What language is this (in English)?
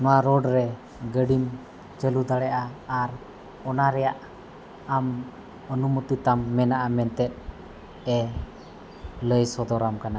Santali